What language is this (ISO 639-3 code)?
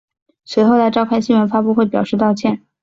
zho